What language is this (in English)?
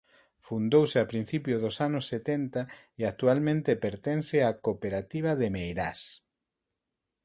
Galician